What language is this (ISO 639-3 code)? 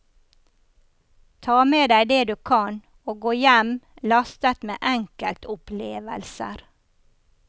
nor